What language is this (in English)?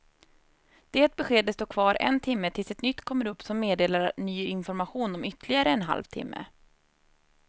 Swedish